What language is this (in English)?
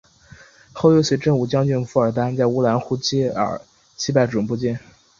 Chinese